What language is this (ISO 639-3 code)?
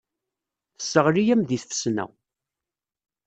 kab